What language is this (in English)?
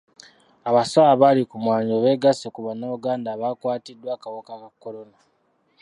Ganda